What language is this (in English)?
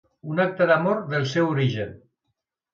Catalan